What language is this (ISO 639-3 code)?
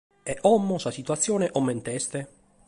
srd